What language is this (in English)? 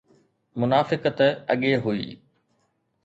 Sindhi